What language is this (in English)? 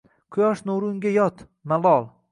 Uzbek